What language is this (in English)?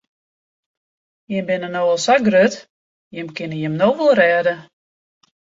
Western Frisian